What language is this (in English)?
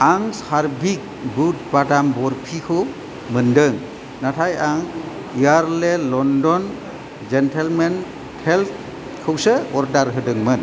Bodo